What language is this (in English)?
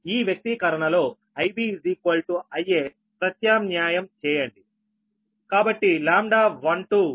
Telugu